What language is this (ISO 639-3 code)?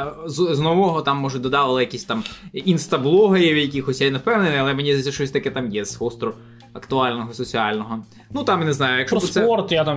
ukr